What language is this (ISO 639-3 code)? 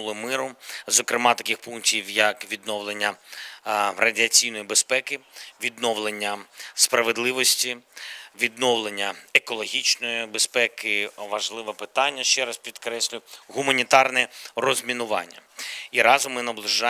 ukr